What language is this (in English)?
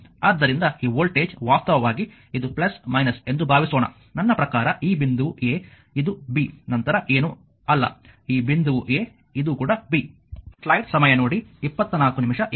Kannada